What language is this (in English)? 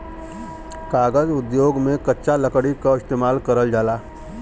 Bhojpuri